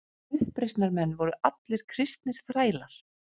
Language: Icelandic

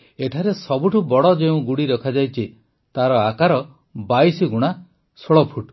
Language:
Odia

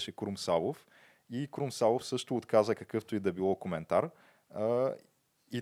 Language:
Bulgarian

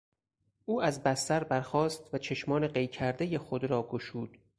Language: Persian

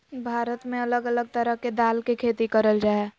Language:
Magahi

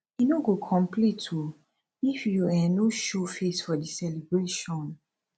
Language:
Nigerian Pidgin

